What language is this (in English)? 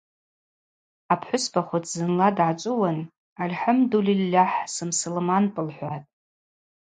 Abaza